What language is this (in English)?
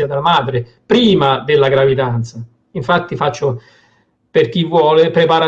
Italian